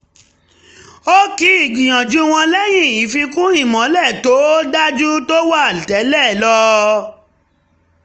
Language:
Yoruba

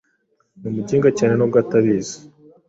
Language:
Kinyarwanda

